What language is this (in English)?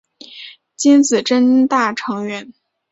Chinese